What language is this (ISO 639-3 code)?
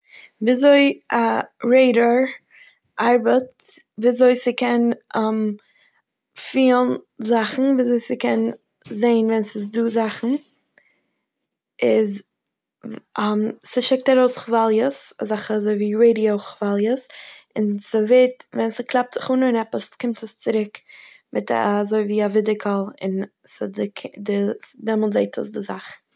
yid